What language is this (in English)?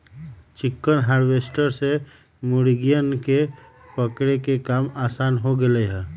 Magahi